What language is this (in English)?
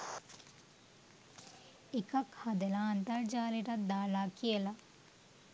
Sinhala